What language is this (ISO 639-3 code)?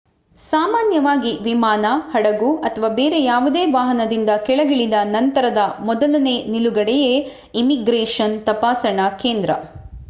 kan